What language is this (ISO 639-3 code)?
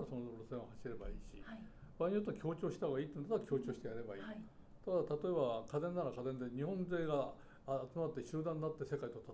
jpn